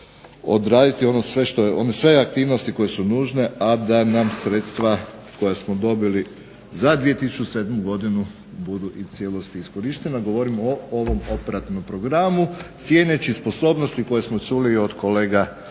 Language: Croatian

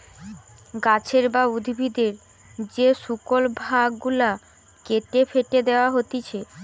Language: Bangla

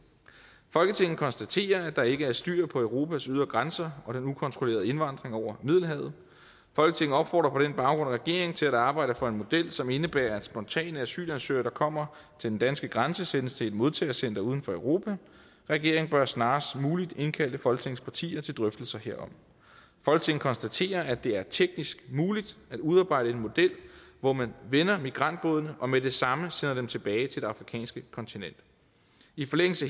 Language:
Danish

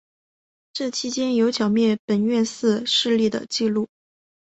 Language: Chinese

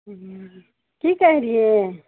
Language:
Maithili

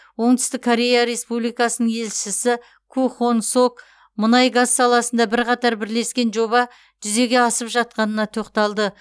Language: Kazakh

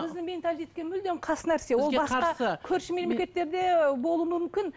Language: Kazakh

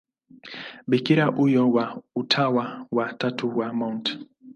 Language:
Swahili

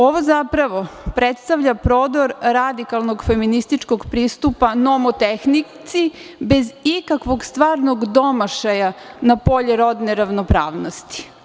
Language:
Serbian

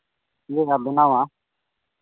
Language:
Santali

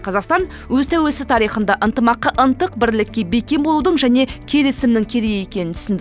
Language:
Kazakh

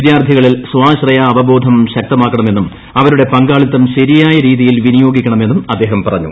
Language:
Malayalam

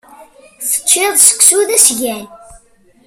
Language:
Kabyle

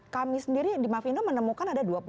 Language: Indonesian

